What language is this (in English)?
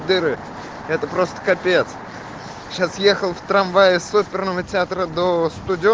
Russian